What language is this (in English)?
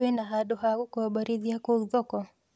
Kikuyu